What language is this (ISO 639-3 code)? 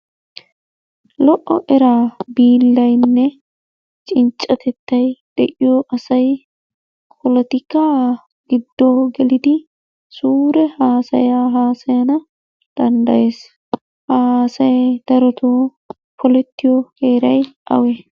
wal